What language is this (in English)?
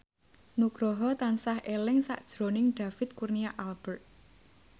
Javanese